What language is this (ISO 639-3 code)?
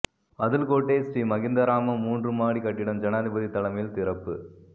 tam